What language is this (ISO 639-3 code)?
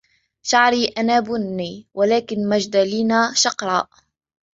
ara